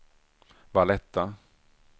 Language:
Swedish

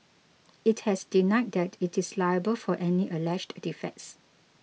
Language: English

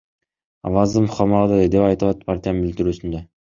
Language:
Kyrgyz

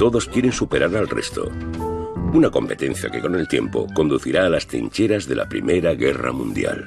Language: Spanish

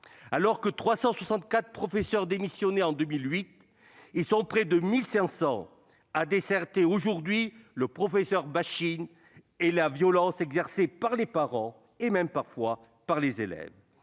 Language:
French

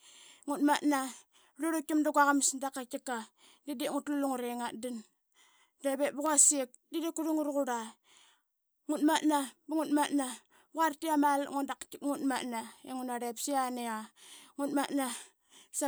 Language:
Qaqet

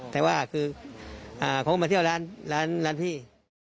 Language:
Thai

